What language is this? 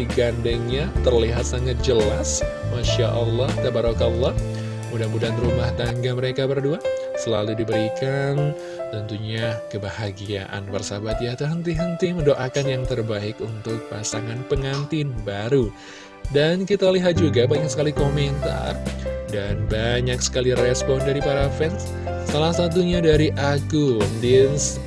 Indonesian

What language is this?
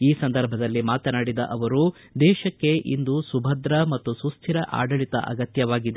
Kannada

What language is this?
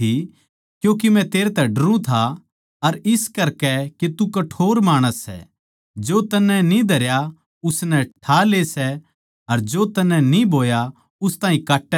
Haryanvi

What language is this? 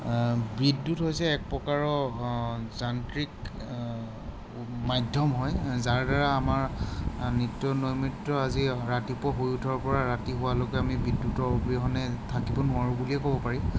Assamese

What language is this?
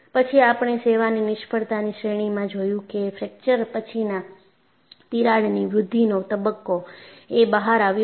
Gujarati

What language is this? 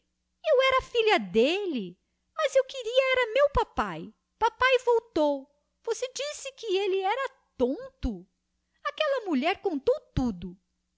Portuguese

